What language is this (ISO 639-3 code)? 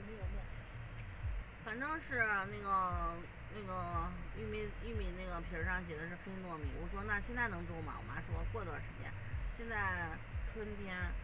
zho